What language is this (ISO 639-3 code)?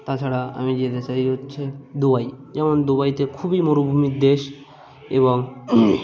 ben